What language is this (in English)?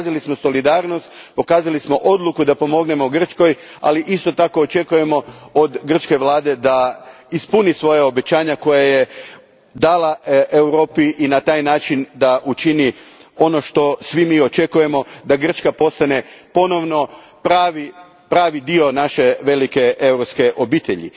Croatian